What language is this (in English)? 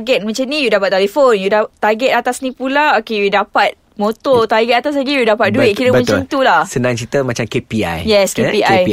Malay